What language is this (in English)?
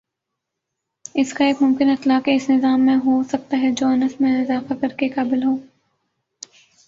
Urdu